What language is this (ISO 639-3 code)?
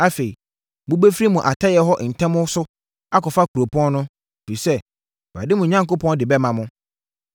aka